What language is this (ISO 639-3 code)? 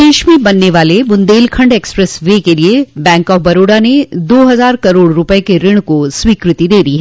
hin